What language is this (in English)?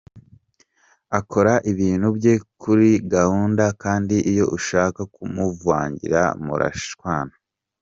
Kinyarwanda